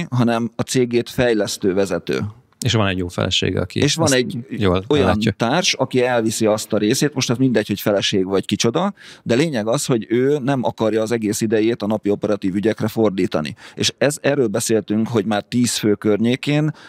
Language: Hungarian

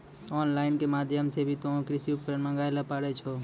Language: Maithili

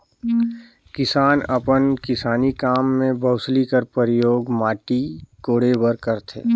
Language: Chhattisgarhi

